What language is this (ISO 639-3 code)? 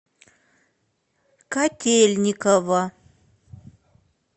rus